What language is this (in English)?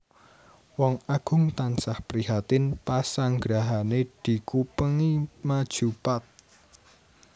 Javanese